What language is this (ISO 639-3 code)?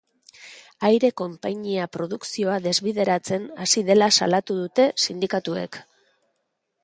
eus